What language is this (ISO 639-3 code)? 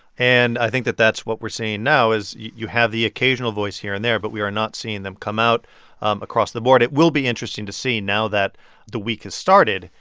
eng